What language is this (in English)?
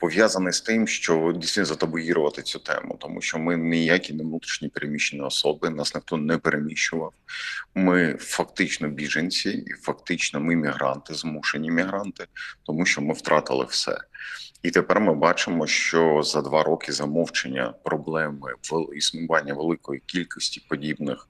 Ukrainian